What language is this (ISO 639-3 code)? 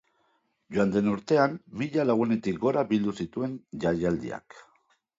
eus